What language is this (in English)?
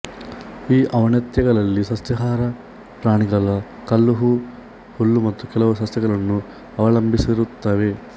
Kannada